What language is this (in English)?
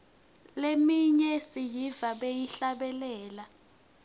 Swati